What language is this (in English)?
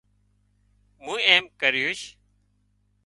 Wadiyara Koli